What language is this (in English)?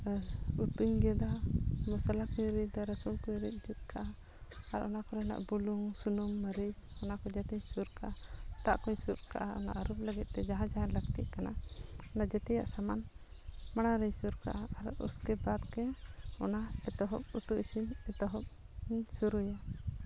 Santali